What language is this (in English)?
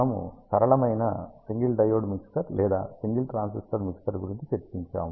Telugu